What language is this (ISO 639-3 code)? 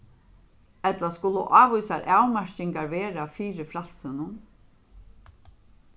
fao